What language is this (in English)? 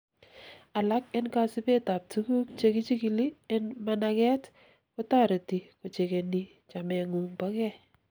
Kalenjin